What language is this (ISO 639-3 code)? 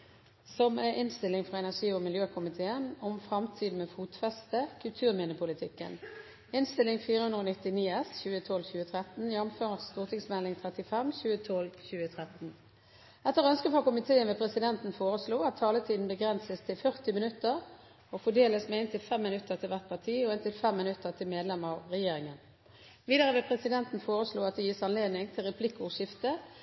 nob